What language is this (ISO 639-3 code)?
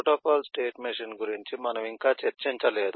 tel